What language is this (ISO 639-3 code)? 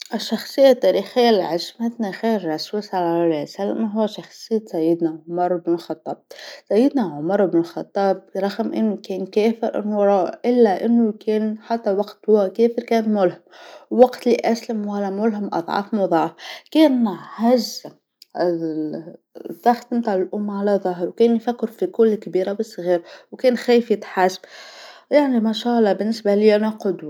aeb